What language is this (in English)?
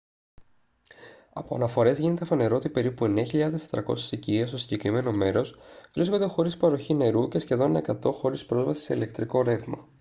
Greek